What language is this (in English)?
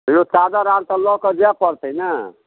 Maithili